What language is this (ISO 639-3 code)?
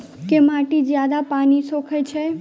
mai